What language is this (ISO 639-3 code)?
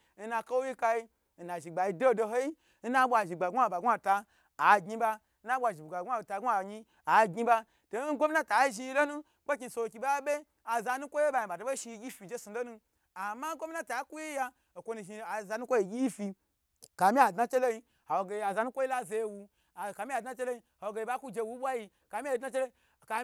gbr